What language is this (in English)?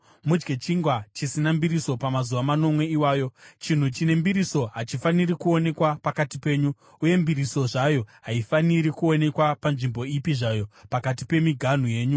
Shona